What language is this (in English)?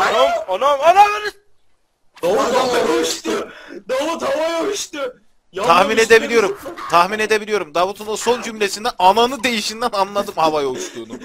Turkish